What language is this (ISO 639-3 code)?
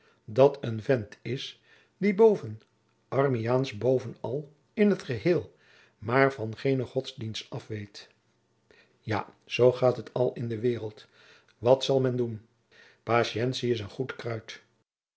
nld